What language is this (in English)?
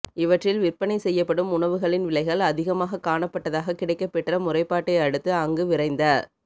Tamil